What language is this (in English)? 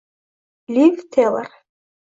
Uzbek